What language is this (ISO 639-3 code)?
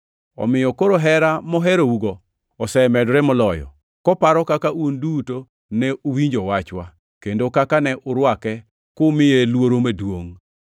luo